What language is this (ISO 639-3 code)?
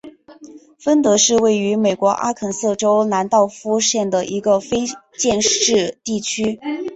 zho